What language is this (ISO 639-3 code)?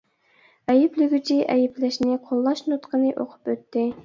uig